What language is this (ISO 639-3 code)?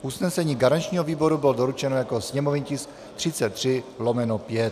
ces